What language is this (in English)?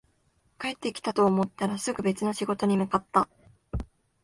Japanese